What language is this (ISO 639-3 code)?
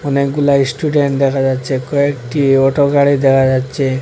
ben